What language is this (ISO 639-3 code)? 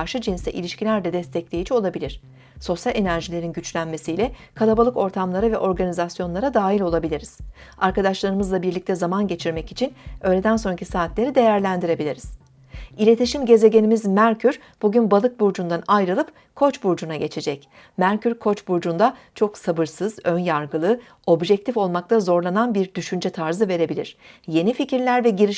tur